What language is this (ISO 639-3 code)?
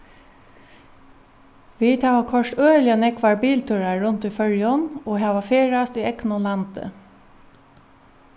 fao